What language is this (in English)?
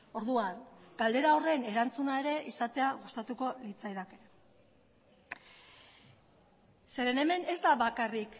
Basque